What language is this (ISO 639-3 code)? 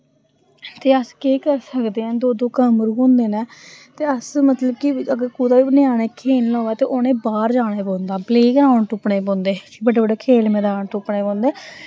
doi